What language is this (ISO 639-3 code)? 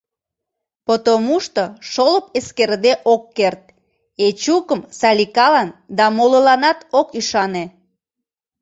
chm